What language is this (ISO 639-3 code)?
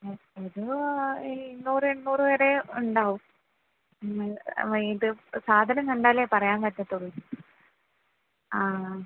mal